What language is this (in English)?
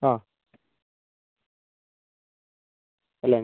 Malayalam